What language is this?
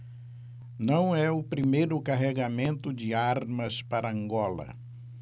Portuguese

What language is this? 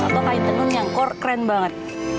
Indonesian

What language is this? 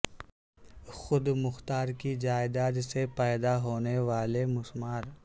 Urdu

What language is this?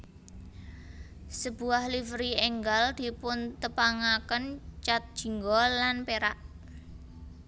Javanese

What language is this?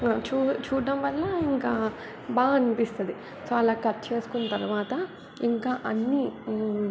Telugu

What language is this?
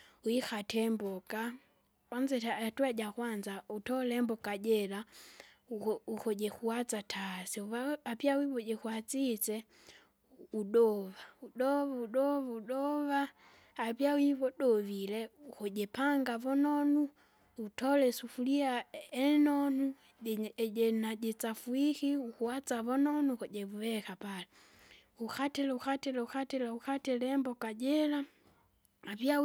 Kinga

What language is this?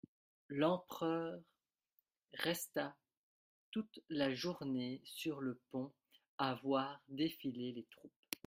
French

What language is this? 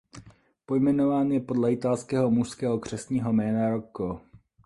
Czech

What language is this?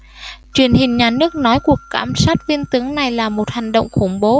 Vietnamese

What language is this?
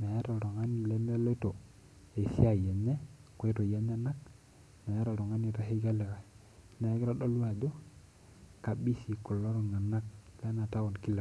Masai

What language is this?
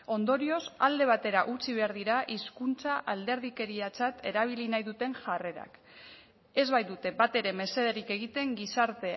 Basque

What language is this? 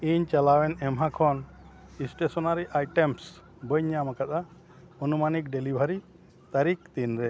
Santali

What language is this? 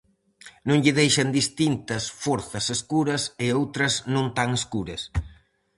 Galician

